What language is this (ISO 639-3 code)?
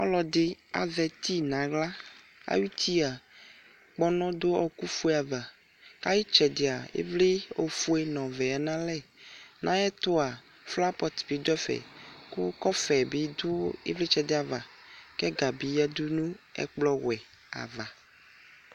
kpo